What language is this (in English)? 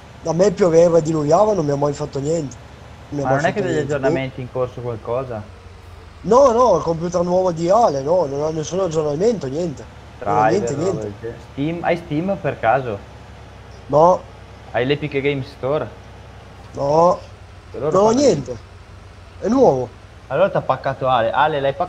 Italian